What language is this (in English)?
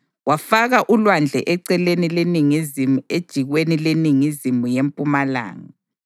North Ndebele